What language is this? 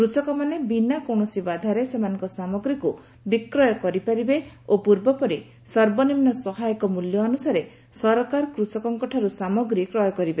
Odia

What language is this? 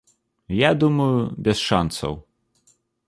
Belarusian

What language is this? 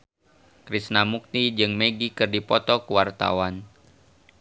Sundanese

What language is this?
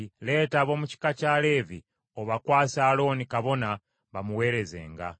Ganda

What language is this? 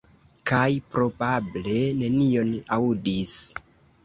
Esperanto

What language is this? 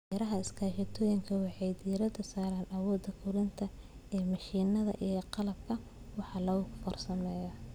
Somali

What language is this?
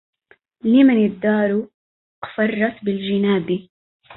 Arabic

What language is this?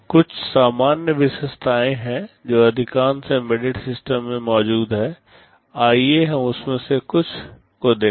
Hindi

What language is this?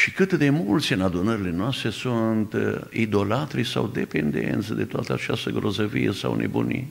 Romanian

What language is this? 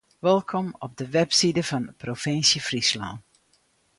Western Frisian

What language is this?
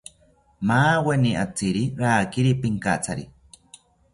South Ucayali Ashéninka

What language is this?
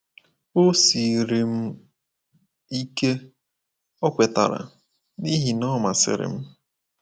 Igbo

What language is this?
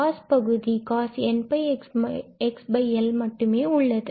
Tamil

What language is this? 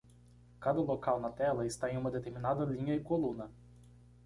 Portuguese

